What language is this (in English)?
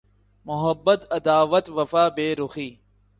Urdu